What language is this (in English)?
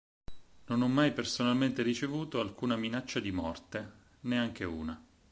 Italian